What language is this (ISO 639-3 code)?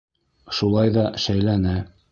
bak